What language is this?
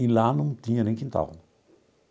Portuguese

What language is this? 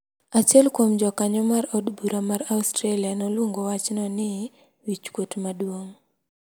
Luo (Kenya and Tanzania)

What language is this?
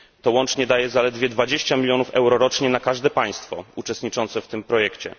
Polish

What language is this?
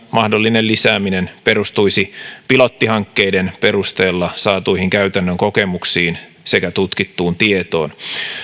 Finnish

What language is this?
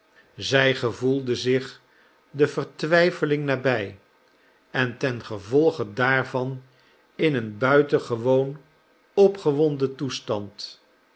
Dutch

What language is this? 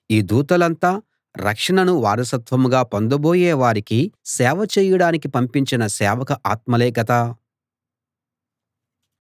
Telugu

